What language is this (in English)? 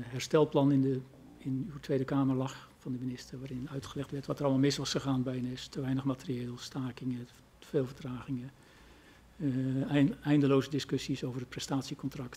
Dutch